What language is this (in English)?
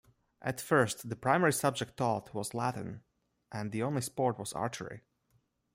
English